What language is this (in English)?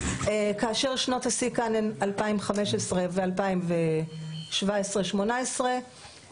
Hebrew